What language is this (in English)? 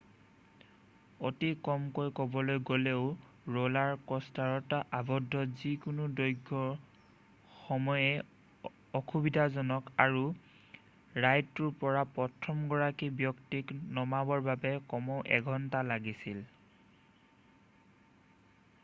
Assamese